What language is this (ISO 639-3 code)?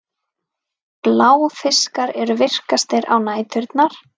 isl